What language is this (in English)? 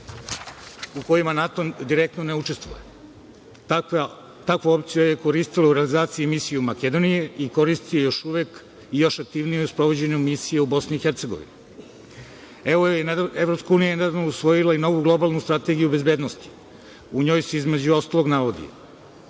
Serbian